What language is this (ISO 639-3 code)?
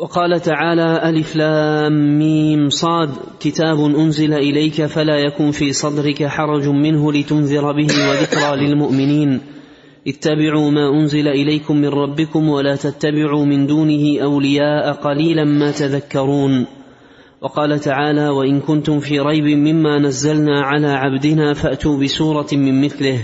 ara